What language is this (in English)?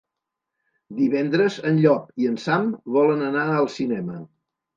Catalan